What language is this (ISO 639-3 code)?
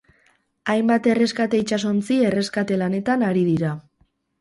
eus